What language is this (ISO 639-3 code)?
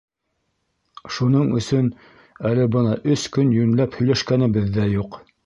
bak